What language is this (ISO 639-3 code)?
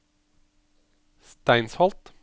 nor